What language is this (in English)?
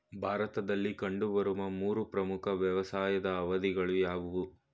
Kannada